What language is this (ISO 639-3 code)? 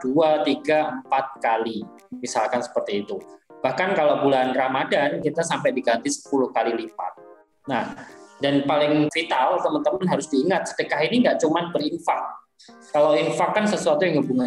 ind